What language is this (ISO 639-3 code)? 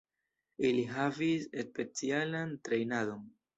epo